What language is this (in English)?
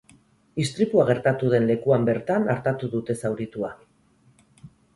Basque